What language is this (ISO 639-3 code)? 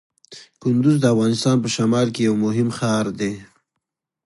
pus